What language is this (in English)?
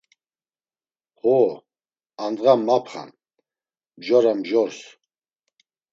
Laz